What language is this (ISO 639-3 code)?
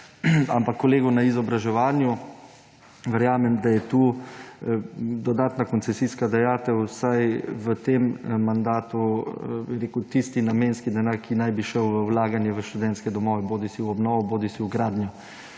slv